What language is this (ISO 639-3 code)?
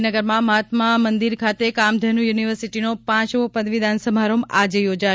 guj